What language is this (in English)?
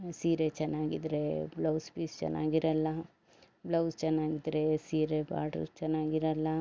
Kannada